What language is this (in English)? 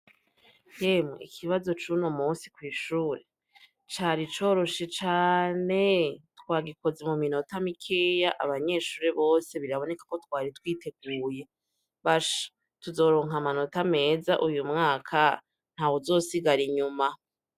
Rundi